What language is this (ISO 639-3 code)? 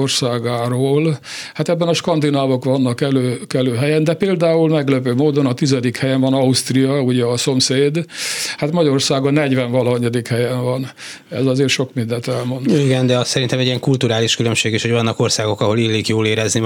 hun